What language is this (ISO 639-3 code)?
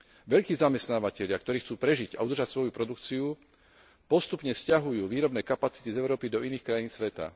slk